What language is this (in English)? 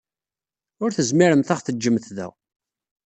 Kabyle